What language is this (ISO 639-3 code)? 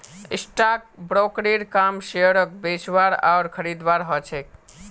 mag